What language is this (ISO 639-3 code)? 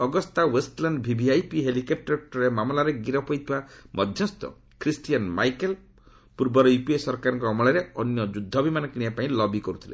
ori